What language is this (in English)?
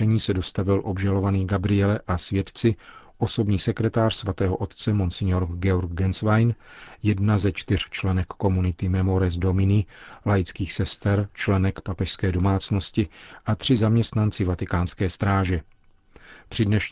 Czech